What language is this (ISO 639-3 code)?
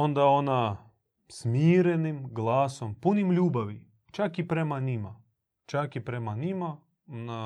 hrv